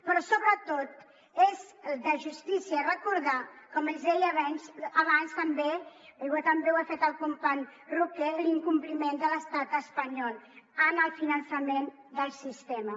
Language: Catalan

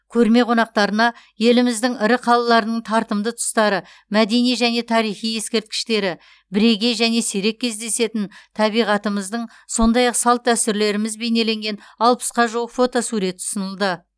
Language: Kazakh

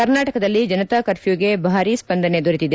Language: Kannada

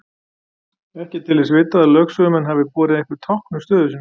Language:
Icelandic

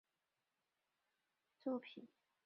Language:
Chinese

